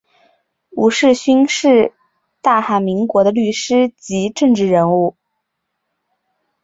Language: Chinese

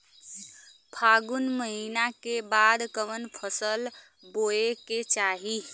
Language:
Bhojpuri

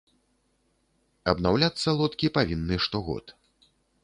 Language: Belarusian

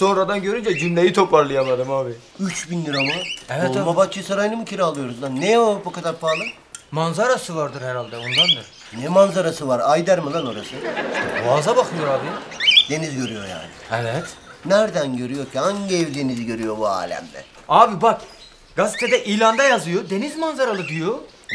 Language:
Turkish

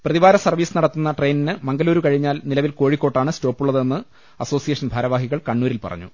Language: Malayalam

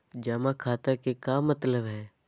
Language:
Magahi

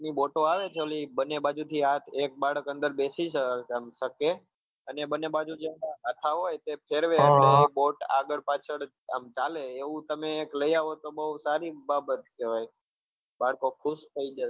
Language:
Gujarati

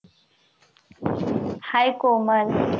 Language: Marathi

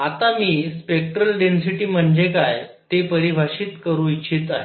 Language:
Marathi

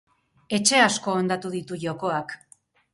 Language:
Basque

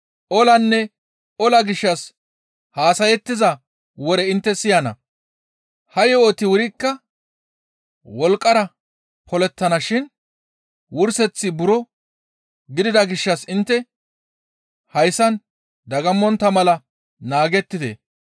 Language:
Gamo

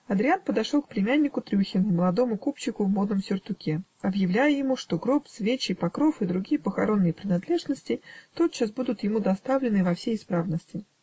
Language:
Russian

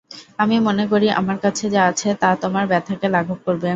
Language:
Bangla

